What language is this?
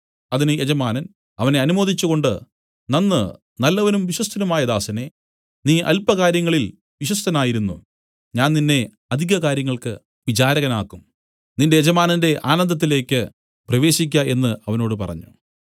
Malayalam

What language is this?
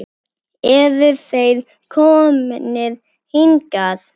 Icelandic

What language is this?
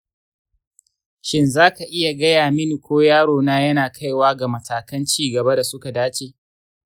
Hausa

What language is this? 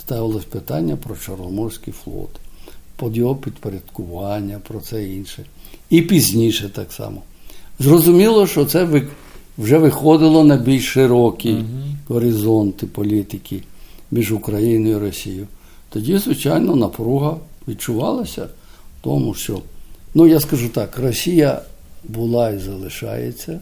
Ukrainian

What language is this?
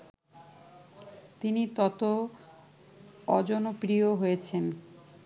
Bangla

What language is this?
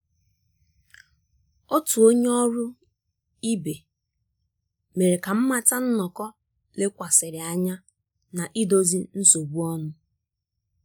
Igbo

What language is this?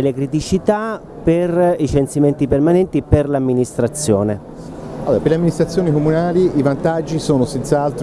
Italian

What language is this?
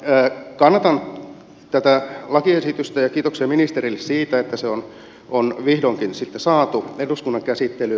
Finnish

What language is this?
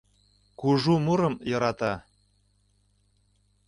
Mari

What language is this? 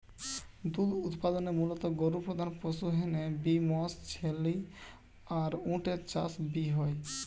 Bangla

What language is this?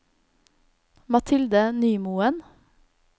Norwegian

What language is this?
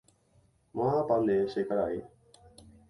Guarani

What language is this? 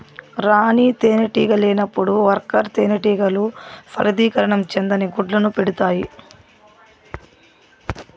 Telugu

